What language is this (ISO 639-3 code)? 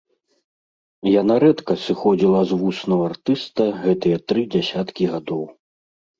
bel